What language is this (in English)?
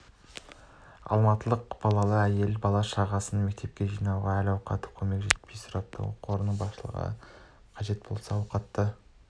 Kazakh